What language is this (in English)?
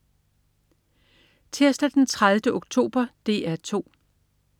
Danish